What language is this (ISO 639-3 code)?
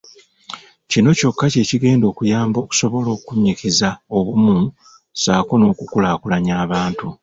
lug